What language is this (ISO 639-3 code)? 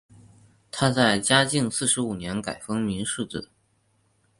zho